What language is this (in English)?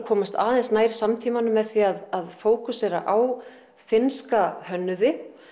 Icelandic